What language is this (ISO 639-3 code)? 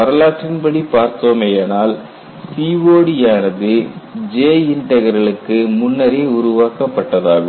tam